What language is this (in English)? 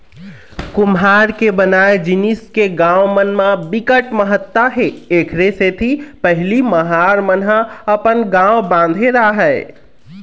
Chhattisgarhi